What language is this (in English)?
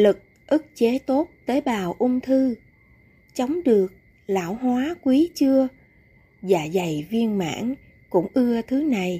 Vietnamese